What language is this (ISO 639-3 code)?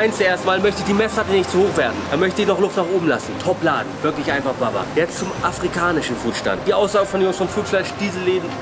deu